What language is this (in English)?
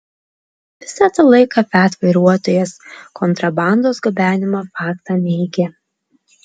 Lithuanian